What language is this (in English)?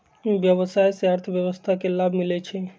Magahi